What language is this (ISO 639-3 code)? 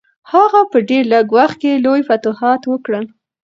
pus